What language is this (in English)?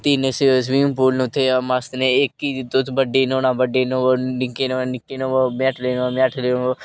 Dogri